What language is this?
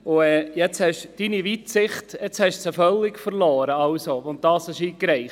Swiss German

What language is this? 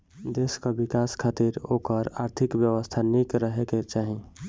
Bhojpuri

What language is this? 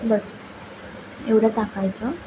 Marathi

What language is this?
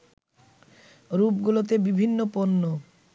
Bangla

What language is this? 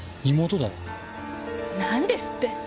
Japanese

